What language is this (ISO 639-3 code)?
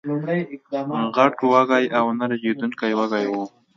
pus